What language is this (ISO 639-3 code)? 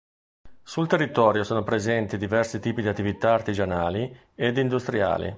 ita